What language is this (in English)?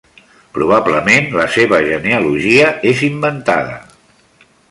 Catalan